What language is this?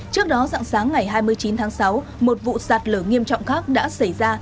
Vietnamese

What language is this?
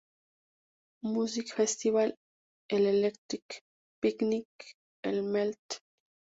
Spanish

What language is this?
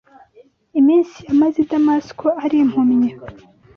Kinyarwanda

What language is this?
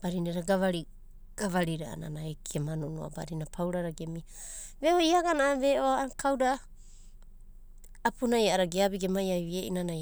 Abadi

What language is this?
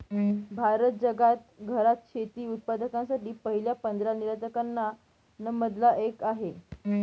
Marathi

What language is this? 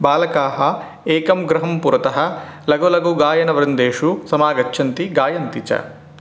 Sanskrit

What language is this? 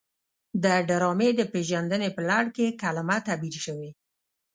Pashto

